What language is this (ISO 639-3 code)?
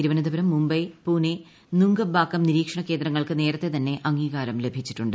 mal